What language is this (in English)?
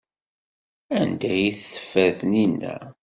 Kabyle